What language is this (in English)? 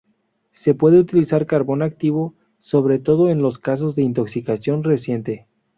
Spanish